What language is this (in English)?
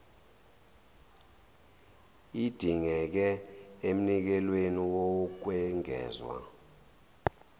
Zulu